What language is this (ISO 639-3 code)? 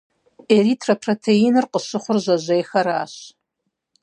kbd